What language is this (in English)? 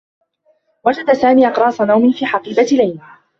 Arabic